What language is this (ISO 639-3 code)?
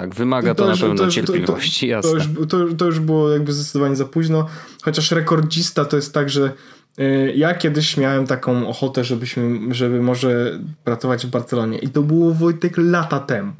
pol